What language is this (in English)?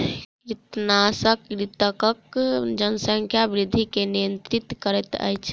Maithili